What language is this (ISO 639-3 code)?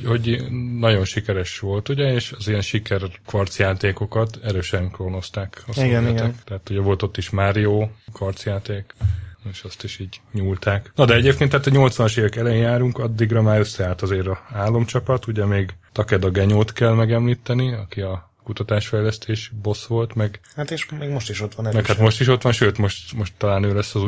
hun